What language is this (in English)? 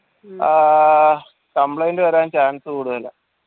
Malayalam